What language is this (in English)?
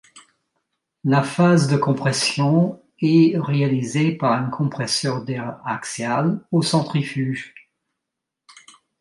French